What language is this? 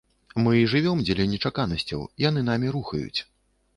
Belarusian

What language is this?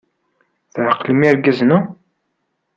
Kabyle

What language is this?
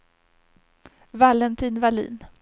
Swedish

